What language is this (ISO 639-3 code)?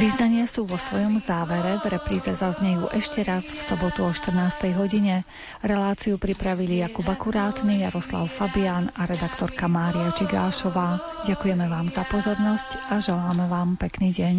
slk